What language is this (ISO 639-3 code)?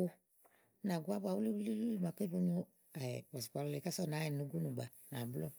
ahl